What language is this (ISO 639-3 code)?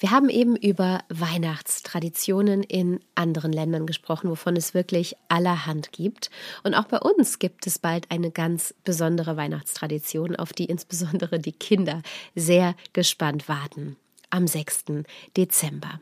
deu